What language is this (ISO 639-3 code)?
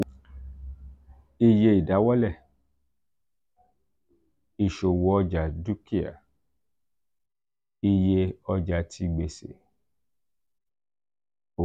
yor